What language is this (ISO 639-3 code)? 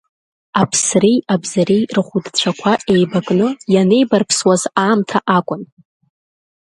abk